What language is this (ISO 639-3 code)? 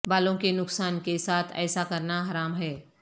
urd